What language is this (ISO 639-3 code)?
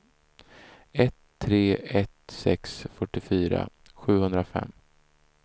swe